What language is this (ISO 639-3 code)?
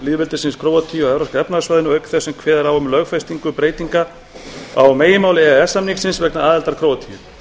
isl